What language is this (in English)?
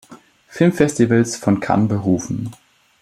German